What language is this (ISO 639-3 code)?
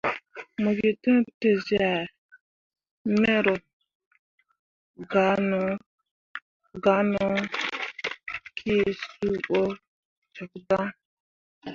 mua